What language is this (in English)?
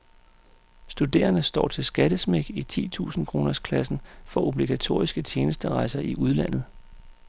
Danish